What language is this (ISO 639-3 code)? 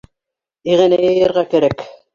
bak